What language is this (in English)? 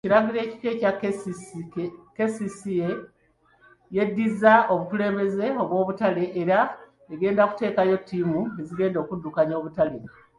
Ganda